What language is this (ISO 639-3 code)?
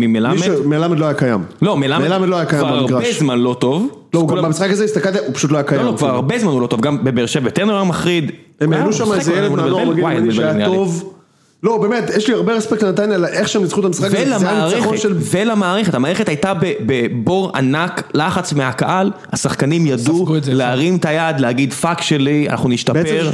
heb